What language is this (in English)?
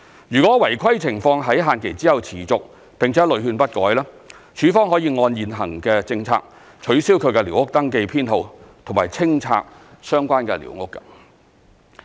Cantonese